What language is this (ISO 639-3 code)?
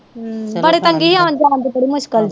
pan